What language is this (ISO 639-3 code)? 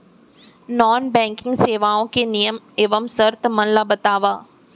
hne